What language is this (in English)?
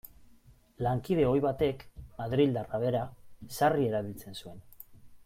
Basque